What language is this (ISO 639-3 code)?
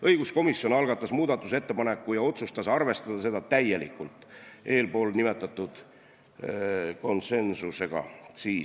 est